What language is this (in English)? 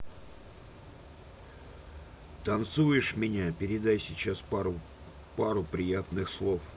Russian